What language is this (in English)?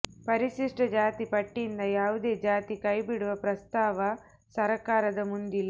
Kannada